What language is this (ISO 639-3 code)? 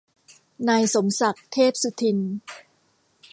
tha